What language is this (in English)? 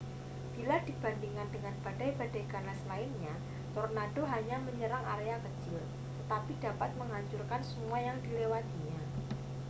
Indonesian